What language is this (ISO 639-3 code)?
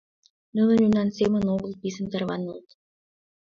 chm